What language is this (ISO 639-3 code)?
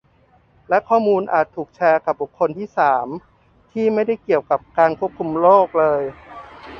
tha